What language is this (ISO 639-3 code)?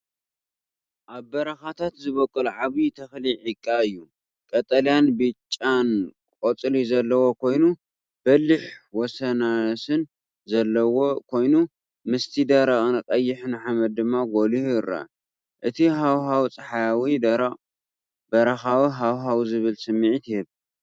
tir